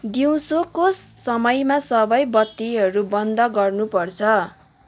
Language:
Nepali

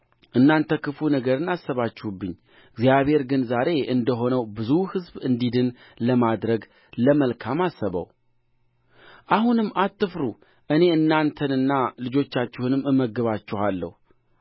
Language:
Amharic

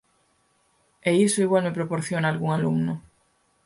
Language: Galician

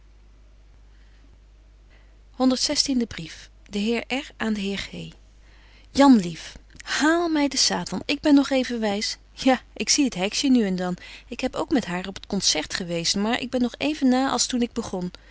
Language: Dutch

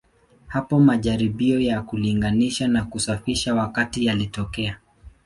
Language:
Swahili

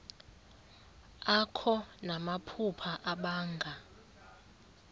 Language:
Xhosa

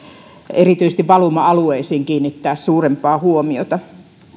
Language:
Finnish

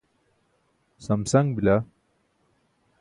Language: Burushaski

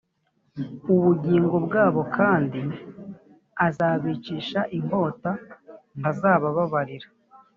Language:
Kinyarwanda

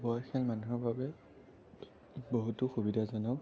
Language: Assamese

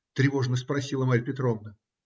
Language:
Russian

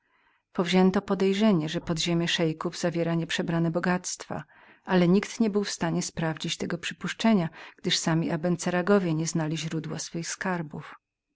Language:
Polish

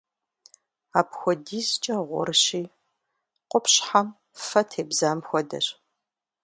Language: Kabardian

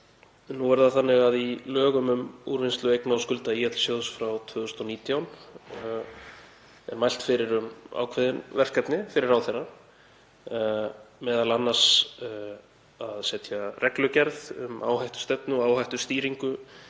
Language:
Icelandic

